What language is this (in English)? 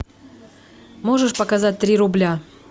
Russian